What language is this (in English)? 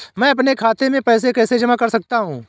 Hindi